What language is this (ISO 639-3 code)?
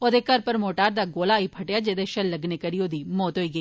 doi